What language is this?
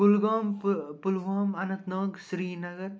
Kashmiri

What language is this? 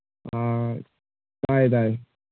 Manipuri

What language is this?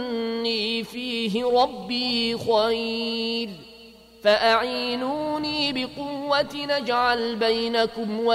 Arabic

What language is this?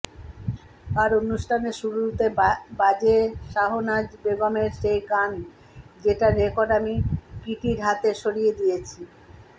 Bangla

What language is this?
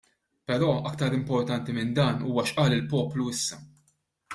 Maltese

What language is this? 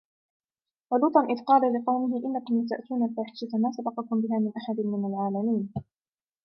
Arabic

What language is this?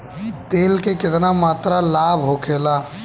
Bhojpuri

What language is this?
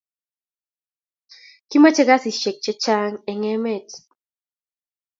Kalenjin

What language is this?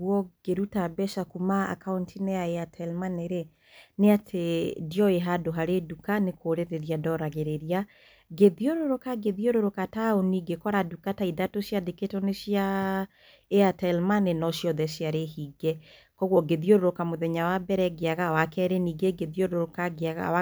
Kikuyu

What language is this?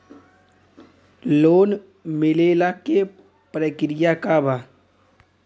Bhojpuri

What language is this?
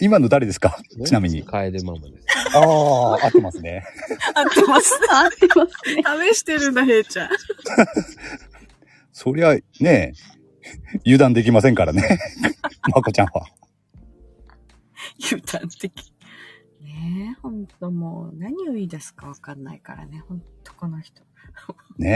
Japanese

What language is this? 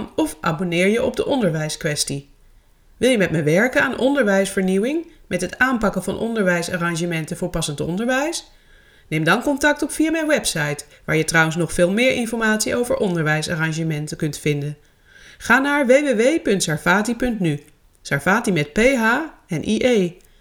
Dutch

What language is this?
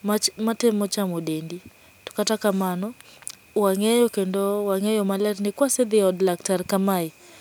Luo (Kenya and Tanzania)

